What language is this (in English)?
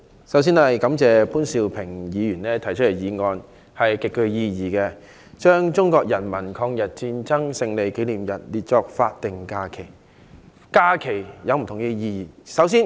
Cantonese